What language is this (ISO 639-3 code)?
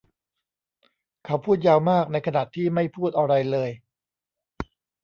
tha